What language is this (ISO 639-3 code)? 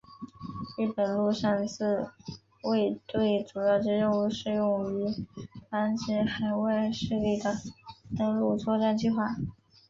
zho